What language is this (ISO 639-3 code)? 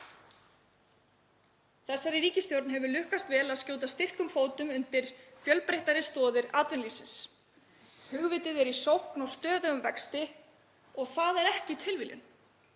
isl